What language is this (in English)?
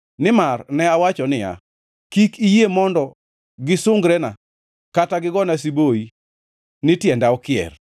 Luo (Kenya and Tanzania)